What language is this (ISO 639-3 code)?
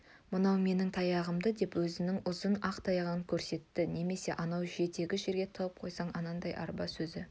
kaz